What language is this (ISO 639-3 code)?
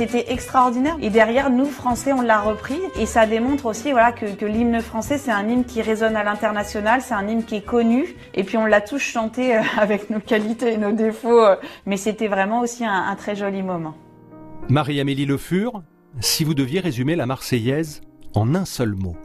fra